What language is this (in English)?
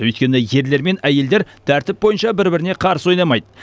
Kazakh